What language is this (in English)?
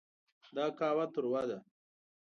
Pashto